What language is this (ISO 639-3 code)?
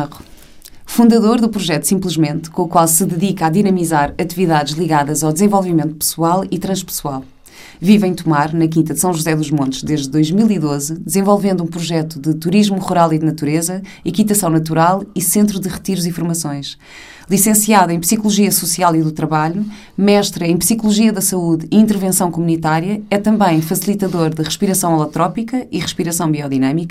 por